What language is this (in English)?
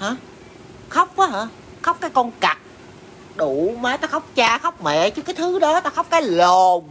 Vietnamese